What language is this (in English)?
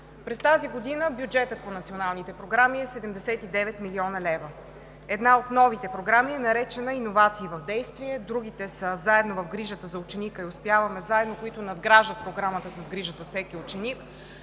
Bulgarian